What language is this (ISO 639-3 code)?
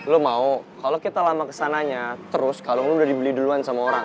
ind